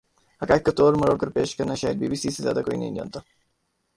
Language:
Urdu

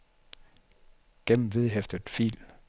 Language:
Danish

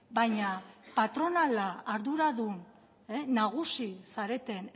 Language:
Basque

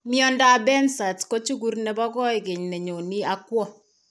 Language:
Kalenjin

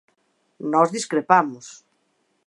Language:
Galician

